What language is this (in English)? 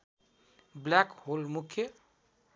Nepali